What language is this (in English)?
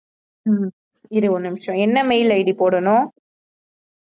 Tamil